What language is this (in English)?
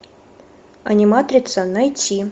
Russian